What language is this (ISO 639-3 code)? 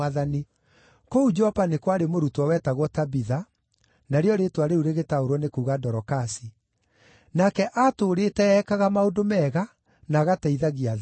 kik